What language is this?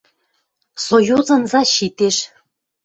Western Mari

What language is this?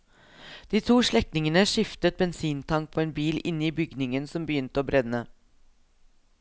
Norwegian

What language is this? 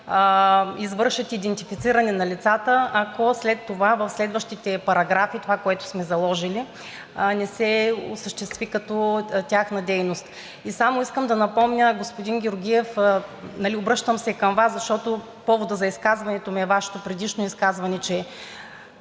Bulgarian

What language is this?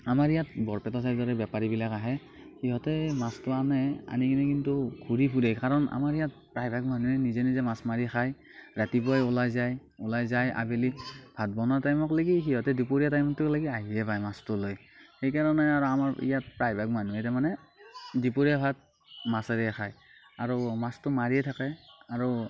Assamese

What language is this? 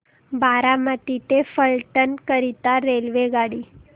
Marathi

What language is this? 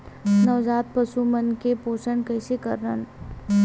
Chhattisgarhi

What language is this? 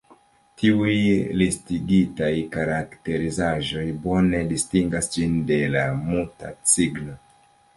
Esperanto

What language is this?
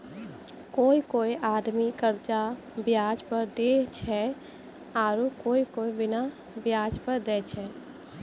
Maithili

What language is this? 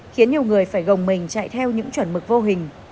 Vietnamese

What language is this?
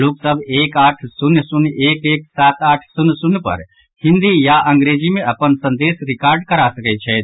Maithili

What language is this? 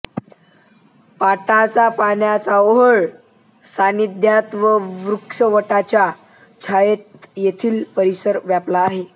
Marathi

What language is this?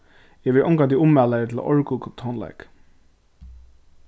Faroese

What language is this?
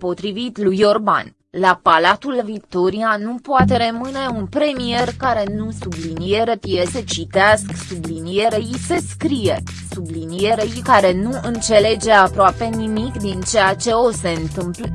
Romanian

